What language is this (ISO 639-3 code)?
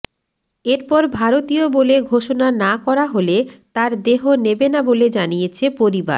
ben